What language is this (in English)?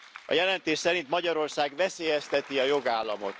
Hungarian